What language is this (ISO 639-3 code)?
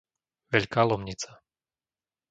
slk